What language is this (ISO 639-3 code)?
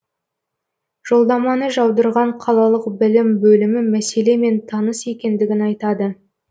kaz